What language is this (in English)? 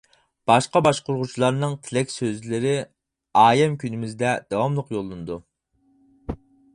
Uyghur